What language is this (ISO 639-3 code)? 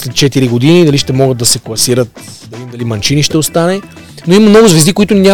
bul